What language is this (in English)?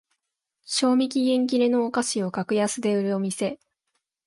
Japanese